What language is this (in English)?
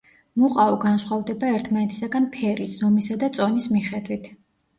Georgian